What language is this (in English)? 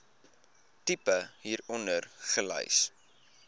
Afrikaans